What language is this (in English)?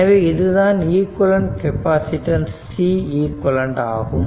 Tamil